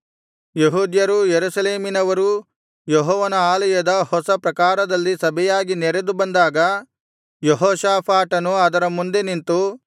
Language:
Kannada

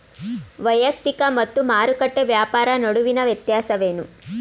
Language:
Kannada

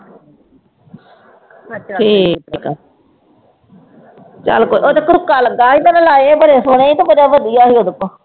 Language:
Punjabi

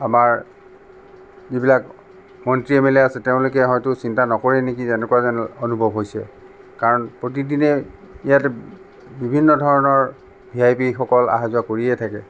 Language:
Assamese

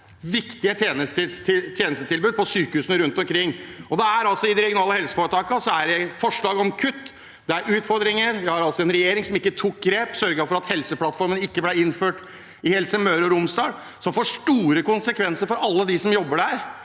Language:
Norwegian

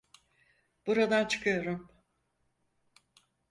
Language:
Turkish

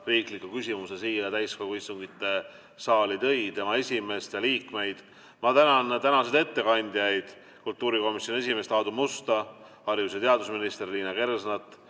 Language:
Estonian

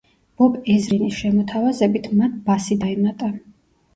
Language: Georgian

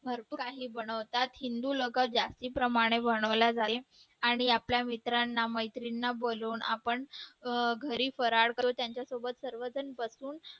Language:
Marathi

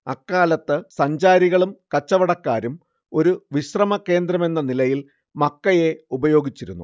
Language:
Malayalam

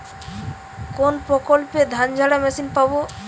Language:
Bangla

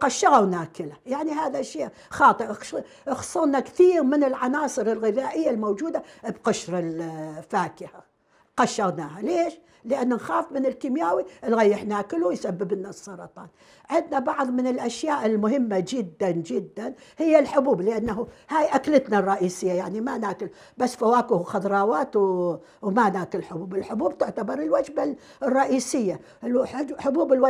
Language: Arabic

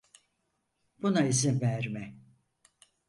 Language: Turkish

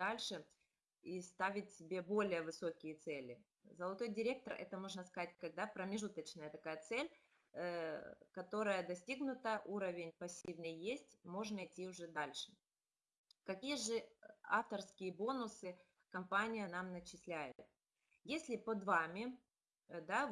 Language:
Russian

